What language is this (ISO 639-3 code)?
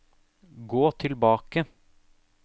nor